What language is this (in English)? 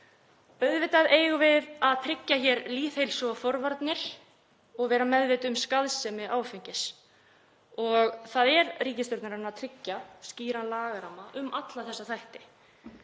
Icelandic